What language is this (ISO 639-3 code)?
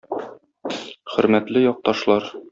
tat